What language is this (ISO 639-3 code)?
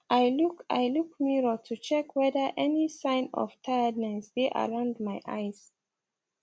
pcm